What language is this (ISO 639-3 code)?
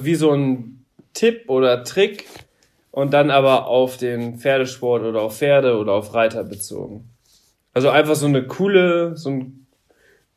deu